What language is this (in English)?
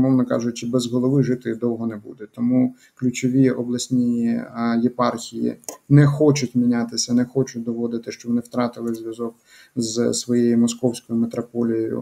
Ukrainian